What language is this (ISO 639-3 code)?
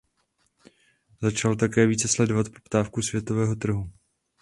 ces